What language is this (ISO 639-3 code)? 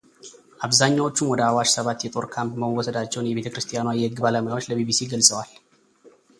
amh